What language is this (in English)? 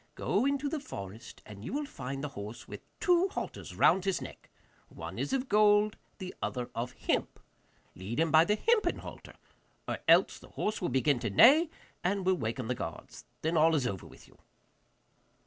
English